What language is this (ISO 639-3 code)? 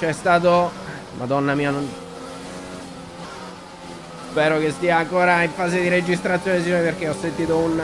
ita